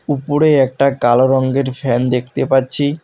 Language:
Bangla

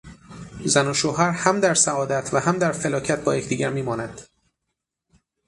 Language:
Persian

